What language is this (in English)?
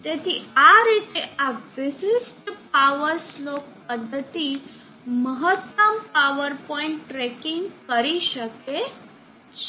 Gujarati